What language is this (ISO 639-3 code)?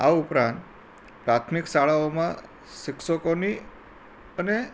guj